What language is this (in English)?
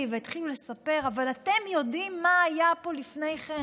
Hebrew